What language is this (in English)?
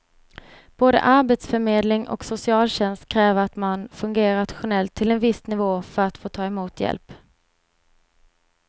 Swedish